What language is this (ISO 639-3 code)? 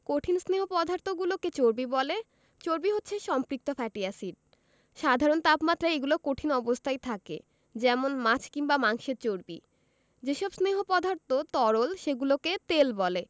ben